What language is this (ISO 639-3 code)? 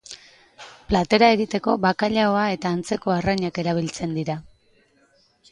eus